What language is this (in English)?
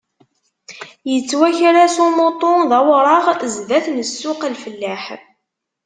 Kabyle